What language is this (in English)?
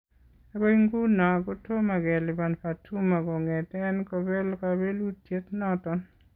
Kalenjin